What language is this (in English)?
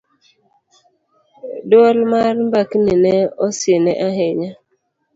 Luo (Kenya and Tanzania)